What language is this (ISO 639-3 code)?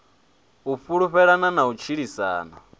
ven